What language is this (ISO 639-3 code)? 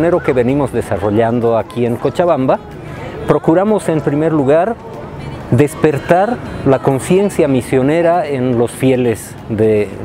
spa